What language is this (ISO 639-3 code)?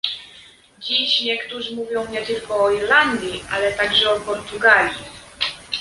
pol